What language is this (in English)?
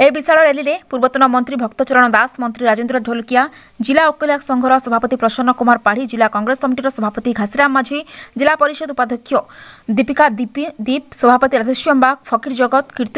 Romanian